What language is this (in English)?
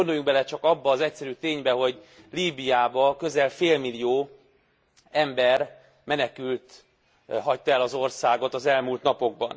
Hungarian